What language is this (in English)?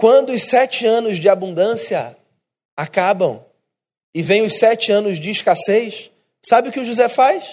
Portuguese